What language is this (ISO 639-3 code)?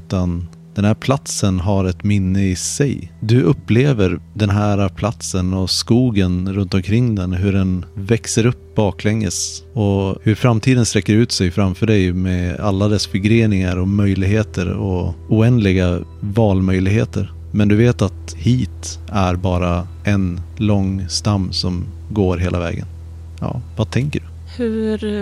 swe